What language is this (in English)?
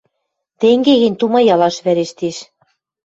Western Mari